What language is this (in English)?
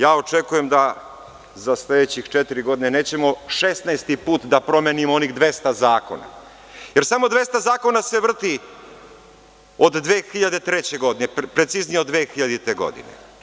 Serbian